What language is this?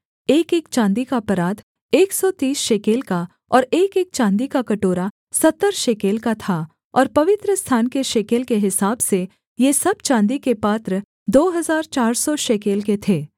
Hindi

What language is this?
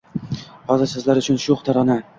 Uzbek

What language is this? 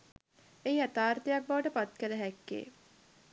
Sinhala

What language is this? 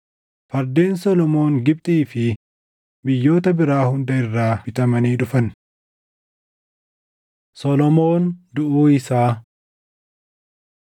Oromo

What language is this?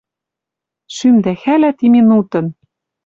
Western Mari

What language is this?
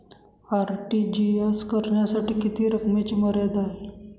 Marathi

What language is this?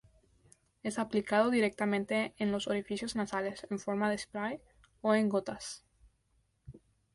Spanish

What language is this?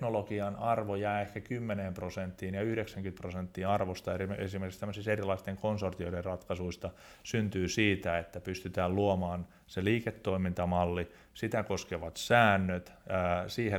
Finnish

